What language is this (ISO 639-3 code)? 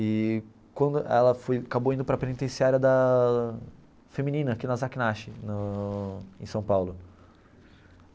por